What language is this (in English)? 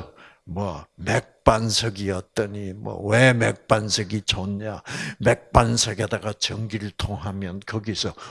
Korean